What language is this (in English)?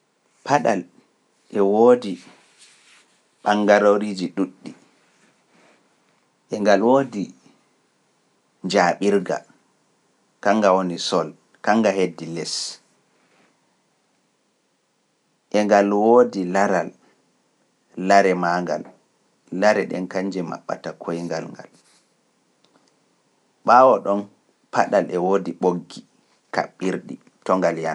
Pular